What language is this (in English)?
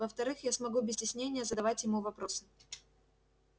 Russian